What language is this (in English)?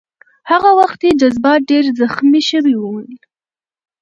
Pashto